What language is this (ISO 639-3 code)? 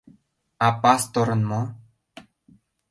chm